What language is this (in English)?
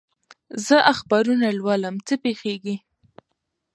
Pashto